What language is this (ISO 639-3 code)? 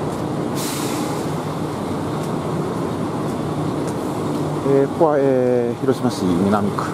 jpn